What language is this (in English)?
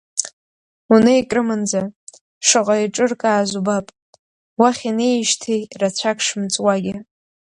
Abkhazian